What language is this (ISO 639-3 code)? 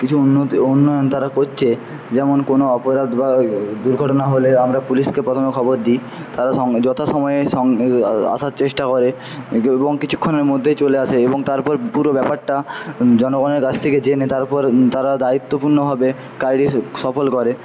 ben